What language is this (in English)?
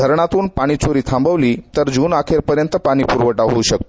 Marathi